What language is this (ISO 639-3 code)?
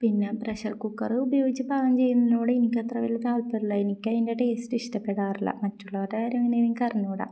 mal